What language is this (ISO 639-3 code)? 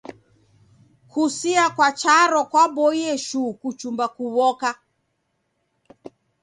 dav